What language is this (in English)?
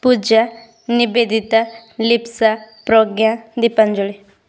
Odia